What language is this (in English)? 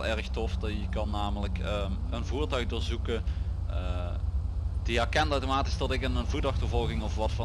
Dutch